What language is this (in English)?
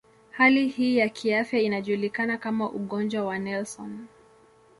Swahili